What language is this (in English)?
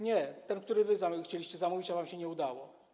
Polish